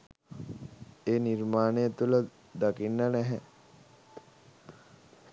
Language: Sinhala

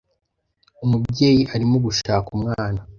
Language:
Kinyarwanda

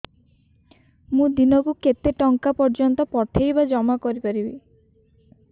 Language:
Odia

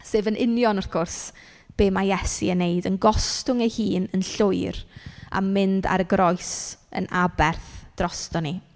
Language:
Welsh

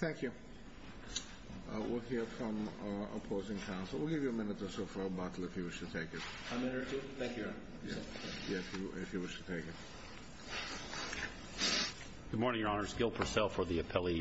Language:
English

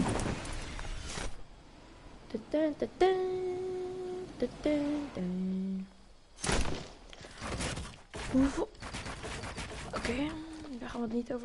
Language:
Dutch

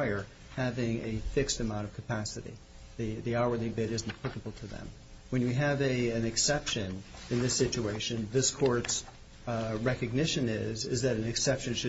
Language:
English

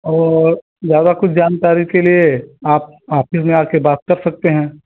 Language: Hindi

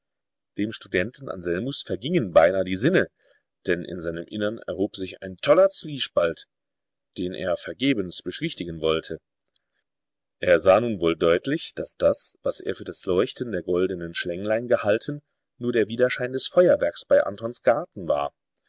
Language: German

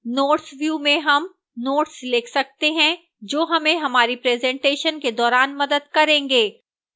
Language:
Hindi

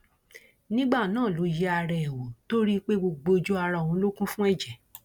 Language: Yoruba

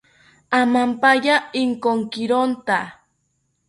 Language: South Ucayali Ashéninka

